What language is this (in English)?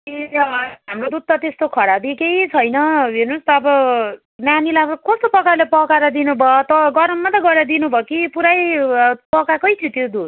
Nepali